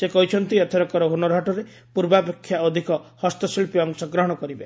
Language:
Odia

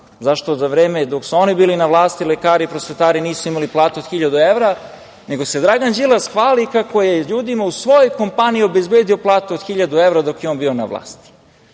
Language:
Serbian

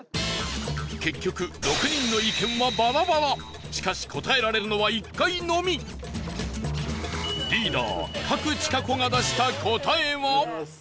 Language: Japanese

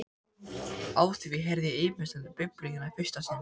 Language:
Icelandic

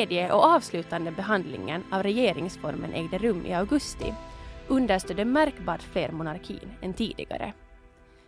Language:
Swedish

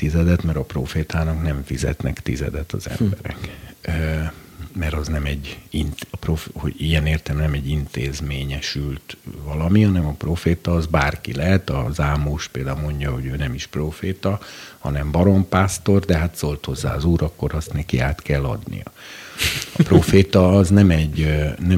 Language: Hungarian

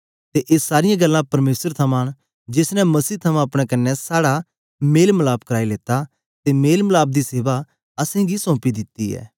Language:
Dogri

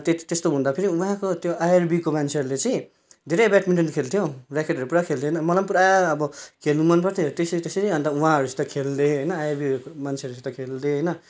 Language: Nepali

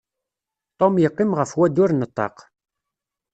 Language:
Kabyle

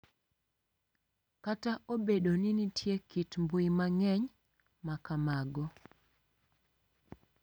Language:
Luo (Kenya and Tanzania)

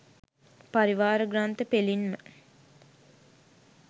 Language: Sinhala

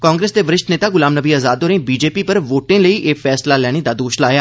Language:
Dogri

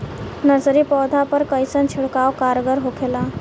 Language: Bhojpuri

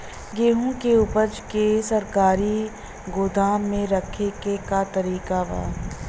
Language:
Bhojpuri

